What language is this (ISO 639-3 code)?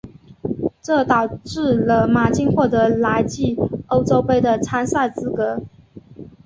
zho